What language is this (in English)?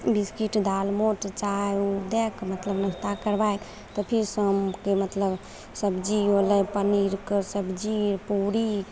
Maithili